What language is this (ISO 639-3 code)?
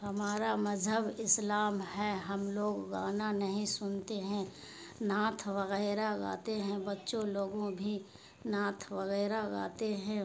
urd